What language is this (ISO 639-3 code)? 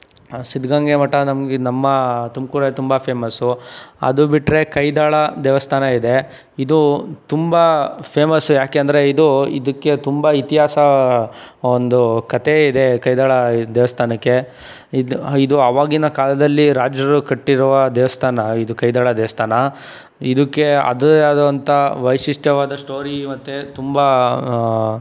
kan